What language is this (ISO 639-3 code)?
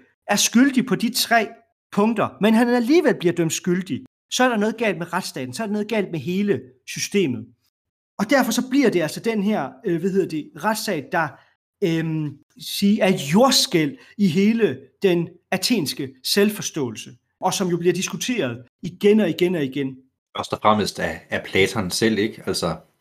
dan